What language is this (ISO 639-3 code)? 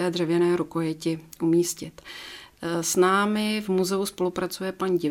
ces